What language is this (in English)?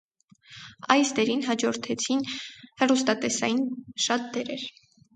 Armenian